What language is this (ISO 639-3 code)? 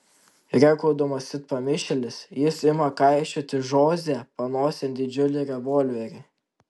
lit